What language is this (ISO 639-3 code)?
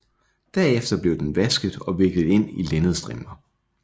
dan